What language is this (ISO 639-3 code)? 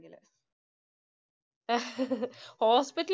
mal